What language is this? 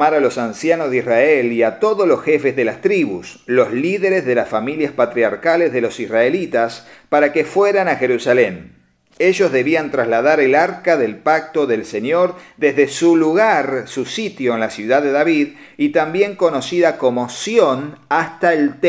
Spanish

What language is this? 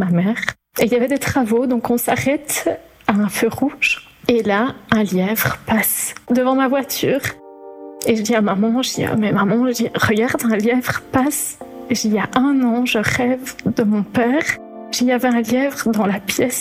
French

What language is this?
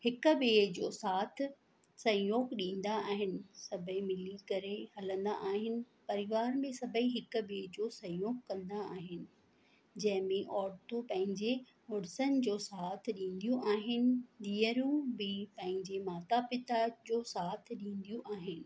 Sindhi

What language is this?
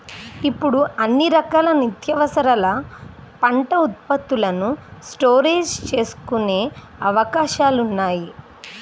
Telugu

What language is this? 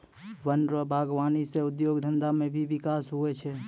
Maithili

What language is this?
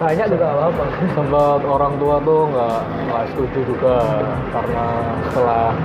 Indonesian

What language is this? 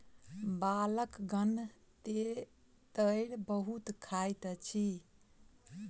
Maithili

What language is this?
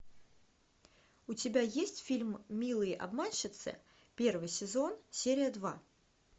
Russian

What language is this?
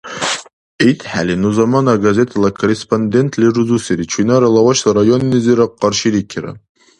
Dargwa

